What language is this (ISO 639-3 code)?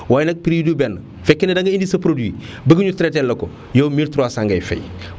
wol